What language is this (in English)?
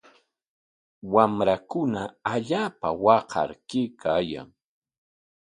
Corongo Ancash Quechua